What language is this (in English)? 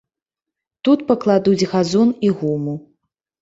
Belarusian